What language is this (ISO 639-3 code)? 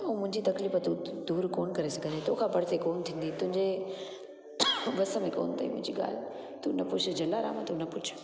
snd